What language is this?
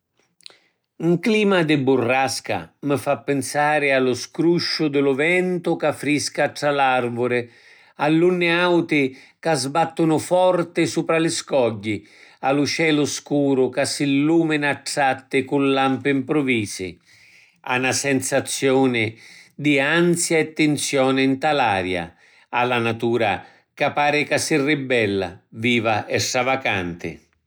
Sicilian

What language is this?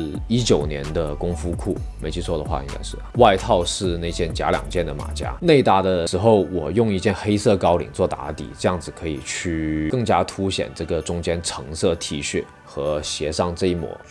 Chinese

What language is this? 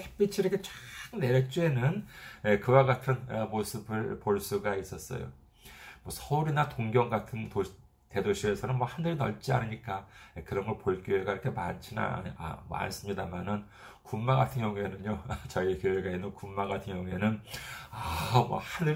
Korean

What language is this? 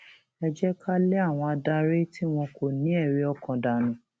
Yoruba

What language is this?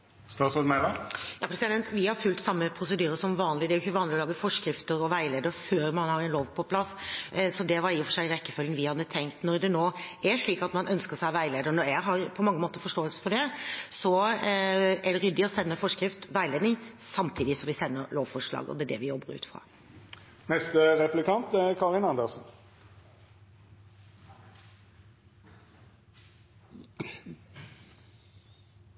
Norwegian Bokmål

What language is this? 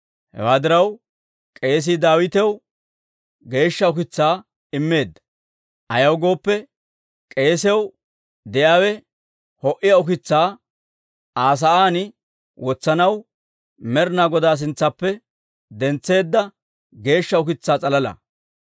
Dawro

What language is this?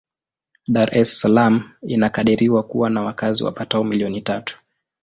Swahili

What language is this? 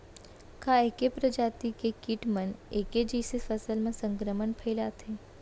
Chhattisgarhi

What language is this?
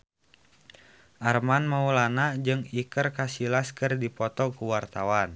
Sundanese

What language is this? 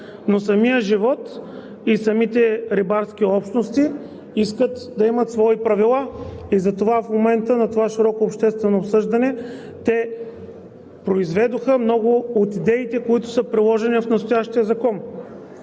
Bulgarian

